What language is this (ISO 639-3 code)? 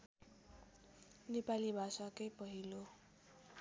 nep